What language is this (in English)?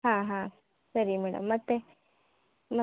Kannada